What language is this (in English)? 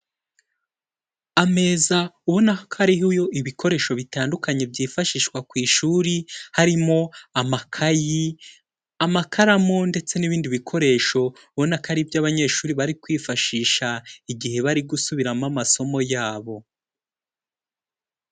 Kinyarwanda